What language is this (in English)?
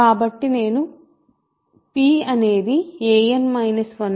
Telugu